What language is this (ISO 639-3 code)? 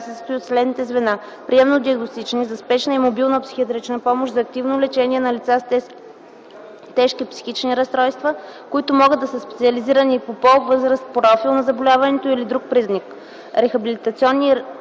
bul